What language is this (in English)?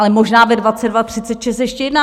Czech